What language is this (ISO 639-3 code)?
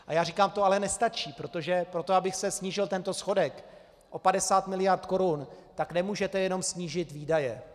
ces